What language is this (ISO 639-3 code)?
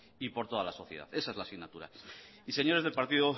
spa